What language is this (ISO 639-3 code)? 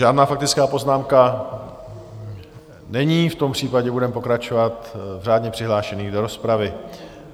ces